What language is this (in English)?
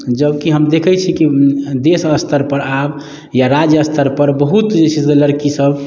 Maithili